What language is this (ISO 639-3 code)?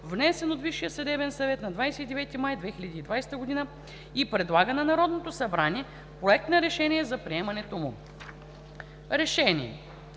bul